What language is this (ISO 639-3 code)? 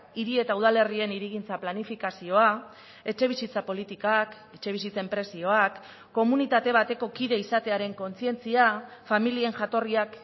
eus